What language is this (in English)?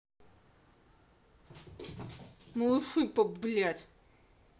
Russian